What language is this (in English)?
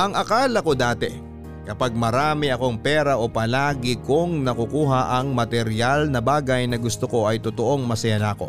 Filipino